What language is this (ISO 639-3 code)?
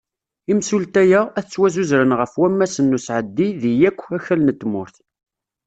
kab